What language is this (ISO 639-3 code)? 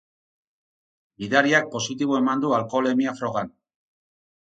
eus